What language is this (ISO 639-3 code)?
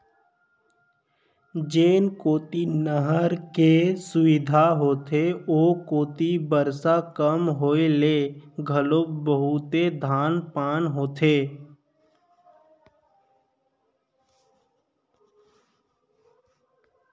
hne